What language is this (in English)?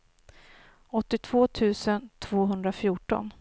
Swedish